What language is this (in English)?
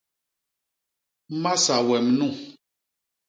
Basaa